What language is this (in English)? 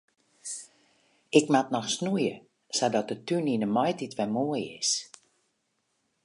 Western Frisian